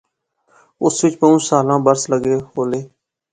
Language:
Pahari-Potwari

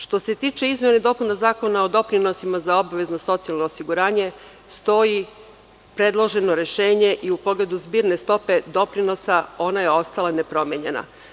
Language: Serbian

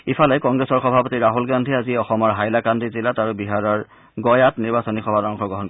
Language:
Assamese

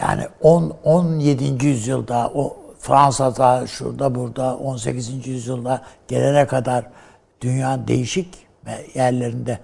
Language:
Turkish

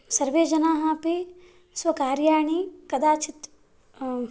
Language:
Sanskrit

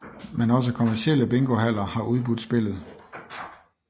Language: Danish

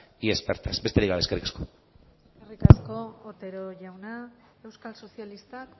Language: Basque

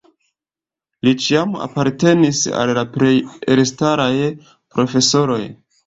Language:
Esperanto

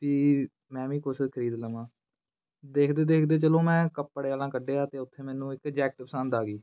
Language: Punjabi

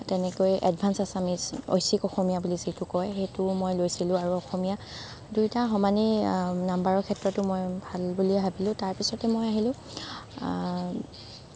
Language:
Assamese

